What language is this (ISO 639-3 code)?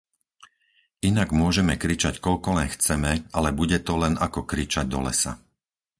slk